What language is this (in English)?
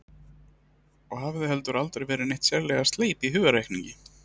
Icelandic